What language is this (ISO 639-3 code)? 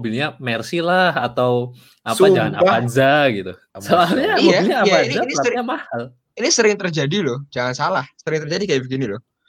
ind